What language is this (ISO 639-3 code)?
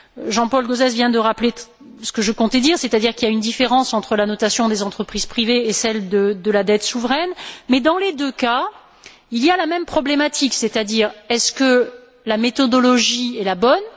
fra